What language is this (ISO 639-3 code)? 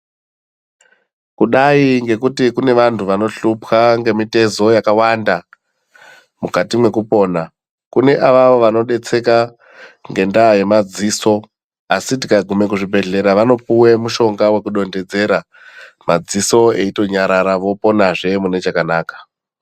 ndc